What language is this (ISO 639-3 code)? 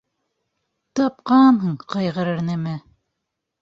bak